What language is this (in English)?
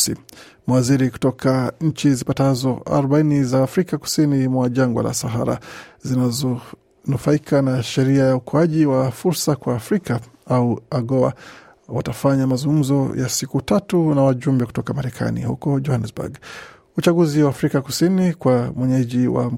Swahili